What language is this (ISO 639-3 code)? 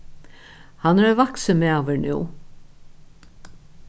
fao